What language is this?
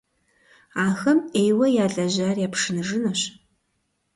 Kabardian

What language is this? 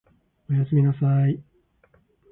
Japanese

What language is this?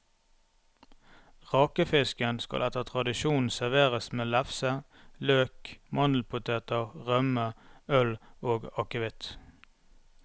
Norwegian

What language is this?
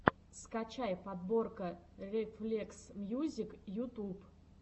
Russian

